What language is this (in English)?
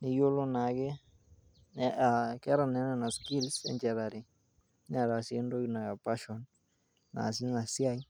Masai